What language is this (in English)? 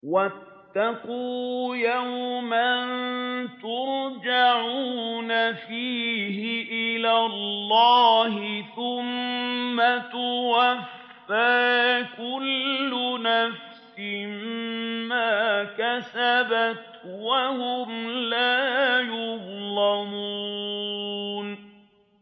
Arabic